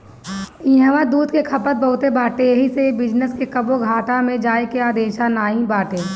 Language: Bhojpuri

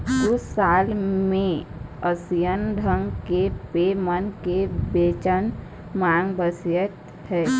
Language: Chhattisgarhi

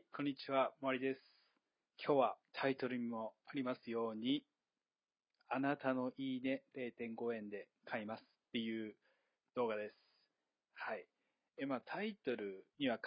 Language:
Japanese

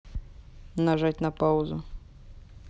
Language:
Russian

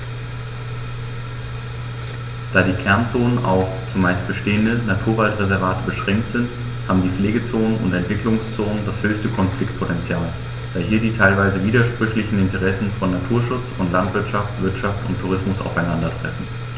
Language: German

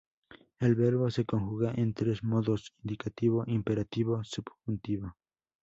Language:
Spanish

